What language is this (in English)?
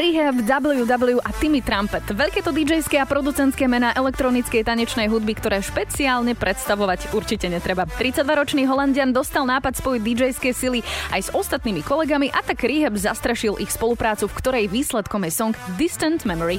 Slovak